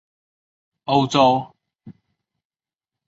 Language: Chinese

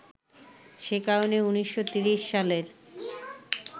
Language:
Bangla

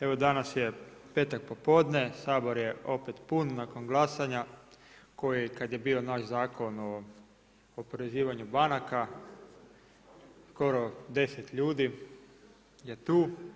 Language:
Croatian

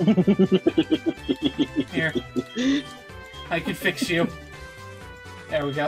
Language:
English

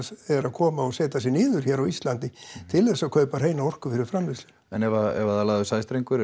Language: Icelandic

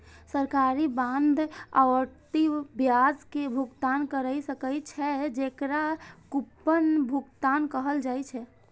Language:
Maithili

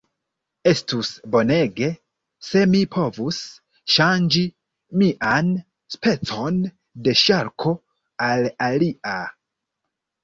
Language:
Esperanto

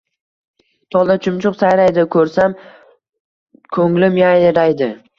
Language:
Uzbek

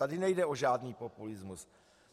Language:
Czech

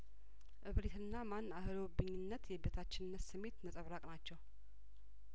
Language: Amharic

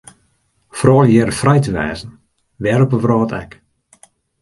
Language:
Western Frisian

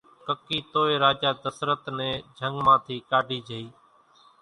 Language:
Kachi Koli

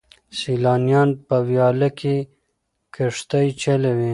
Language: Pashto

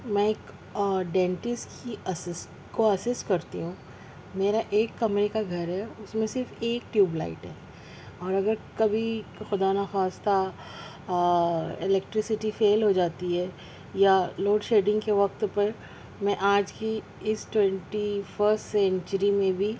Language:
Urdu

